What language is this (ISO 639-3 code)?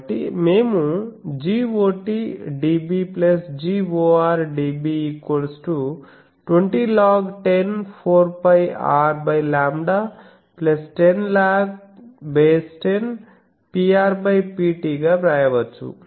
tel